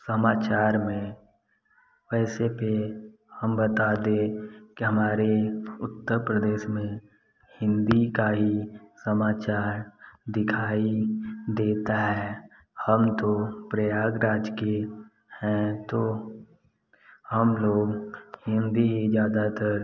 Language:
Hindi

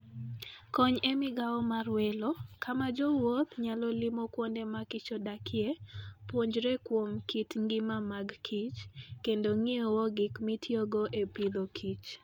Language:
Luo (Kenya and Tanzania)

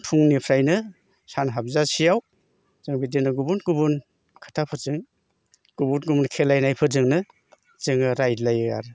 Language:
Bodo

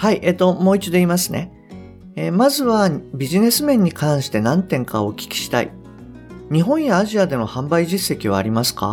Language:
Japanese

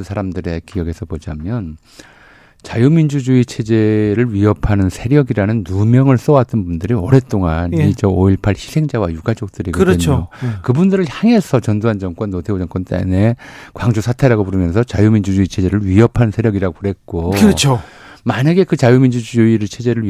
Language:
Korean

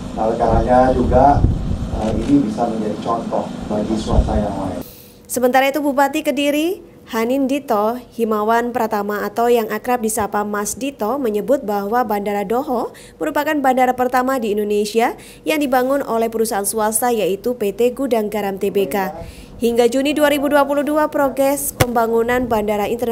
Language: Indonesian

